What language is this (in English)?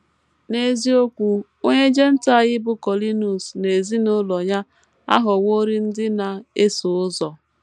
Igbo